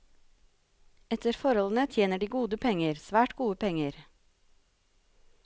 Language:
Norwegian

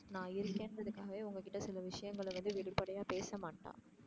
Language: Tamil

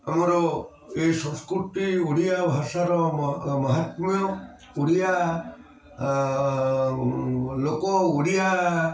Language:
Odia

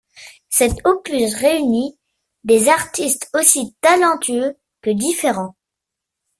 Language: French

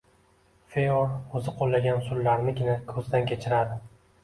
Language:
Uzbek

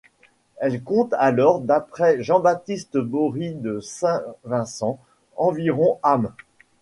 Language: French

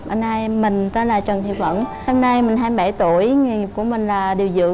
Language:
Vietnamese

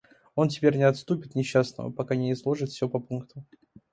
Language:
Russian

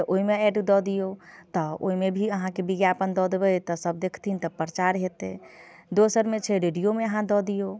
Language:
Maithili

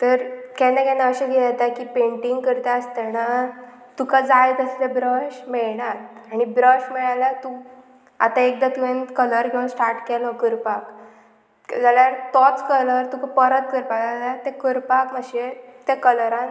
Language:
Konkani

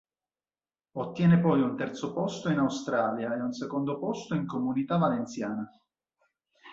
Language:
Italian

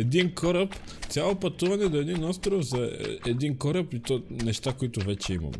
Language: Bulgarian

